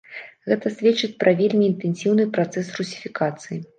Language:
Belarusian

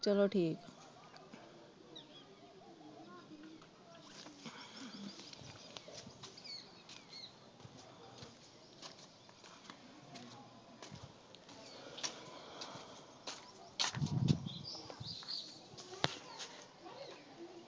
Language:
Punjabi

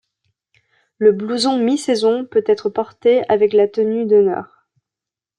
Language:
French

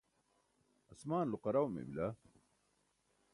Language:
Burushaski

